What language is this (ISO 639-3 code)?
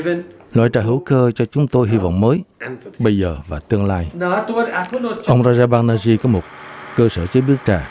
vie